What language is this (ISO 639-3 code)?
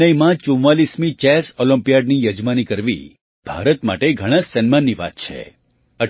guj